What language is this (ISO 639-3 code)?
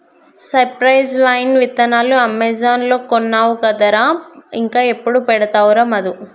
tel